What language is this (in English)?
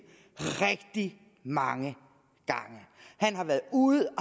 Danish